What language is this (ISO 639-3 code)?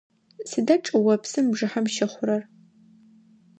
ady